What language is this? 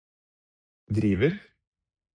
Norwegian Bokmål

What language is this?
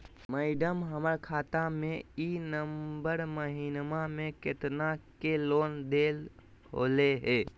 Magahi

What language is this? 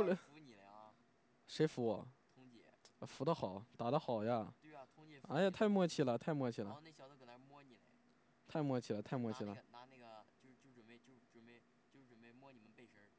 Chinese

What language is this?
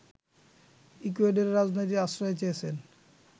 Bangla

